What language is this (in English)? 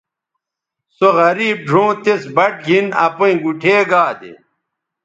Bateri